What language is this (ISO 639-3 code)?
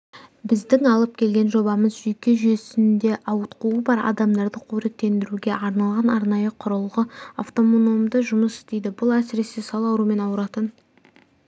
kaz